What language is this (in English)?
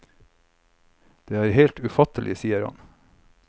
Norwegian